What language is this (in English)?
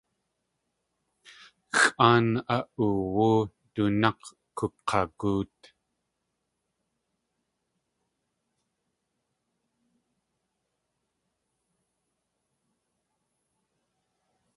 Tlingit